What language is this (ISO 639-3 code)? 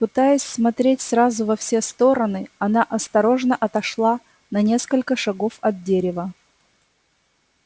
rus